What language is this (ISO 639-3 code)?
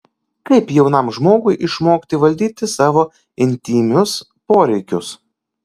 lit